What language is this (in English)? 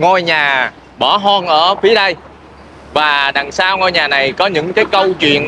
Vietnamese